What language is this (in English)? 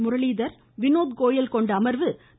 Tamil